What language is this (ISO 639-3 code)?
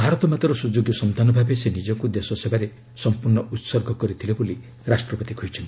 ori